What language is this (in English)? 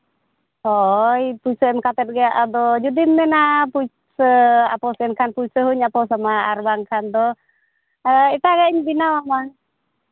Santali